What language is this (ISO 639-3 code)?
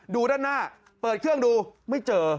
tha